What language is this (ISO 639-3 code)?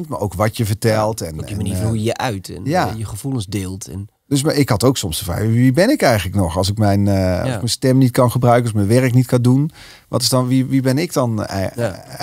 nld